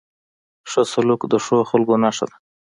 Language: Pashto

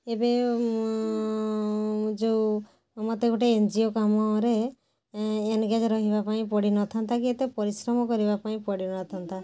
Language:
Odia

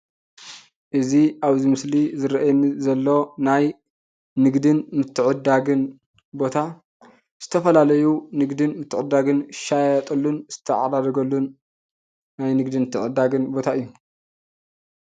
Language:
Tigrinya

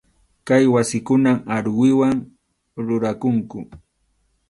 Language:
Arequipa-La Unión Quechua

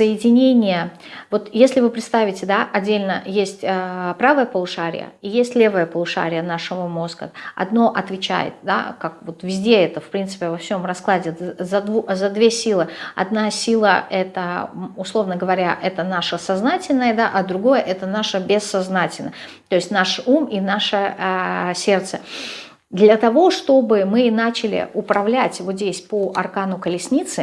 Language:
Russian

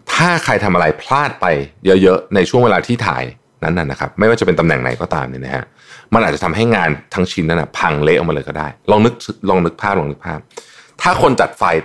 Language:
Thai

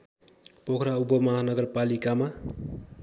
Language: Nepali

